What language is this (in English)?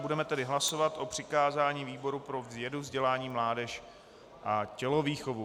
Czech